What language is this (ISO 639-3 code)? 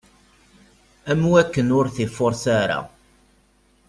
kab